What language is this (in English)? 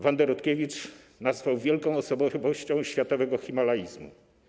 Polish